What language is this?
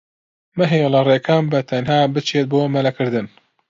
Central Kurdish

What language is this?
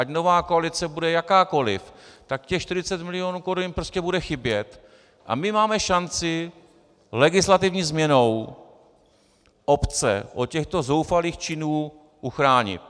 Czech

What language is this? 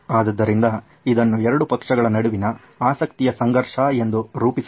Kannada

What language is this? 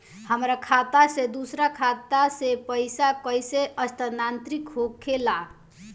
Bhojpuri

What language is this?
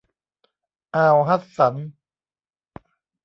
Thai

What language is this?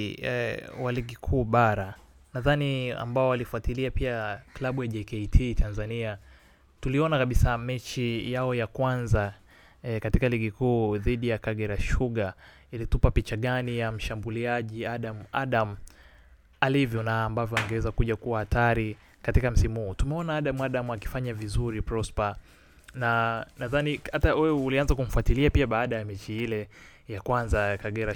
Swahili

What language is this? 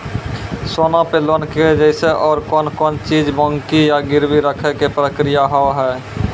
Maithili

